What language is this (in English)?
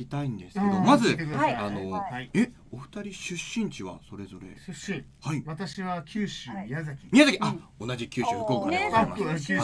Japanese